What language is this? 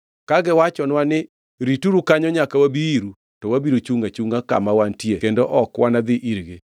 Luo (Kenya and Tanzania)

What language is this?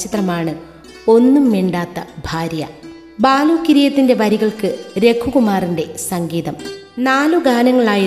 Malayalam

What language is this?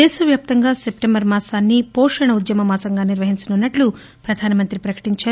Telugu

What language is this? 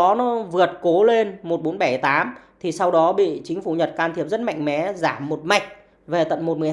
Vietnamese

